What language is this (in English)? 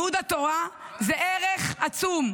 Hebrew